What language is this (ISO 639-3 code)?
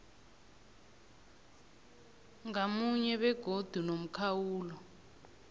nbl